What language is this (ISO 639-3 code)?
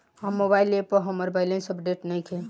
bho